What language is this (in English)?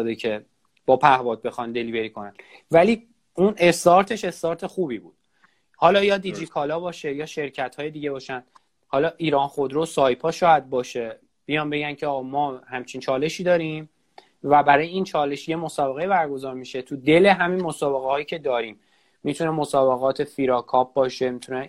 Persian